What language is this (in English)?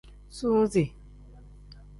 Tem